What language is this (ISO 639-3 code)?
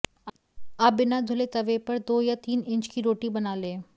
hin